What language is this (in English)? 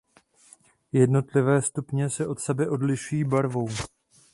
Czech